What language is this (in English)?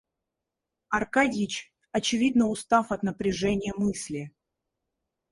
Russian